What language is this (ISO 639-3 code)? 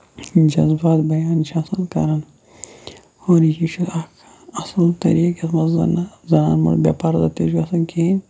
kas